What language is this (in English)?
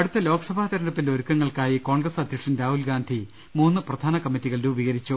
Malayalam